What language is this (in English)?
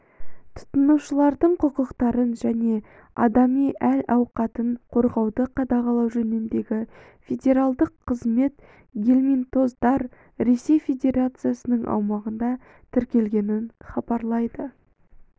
Kazakh